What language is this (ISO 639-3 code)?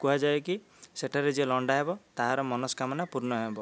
ori